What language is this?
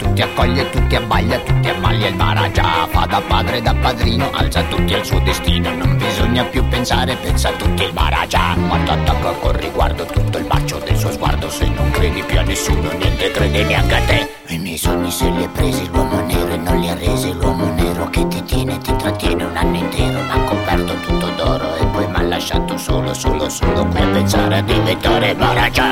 Italian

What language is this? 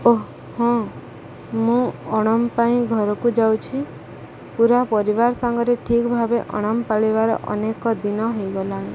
Odia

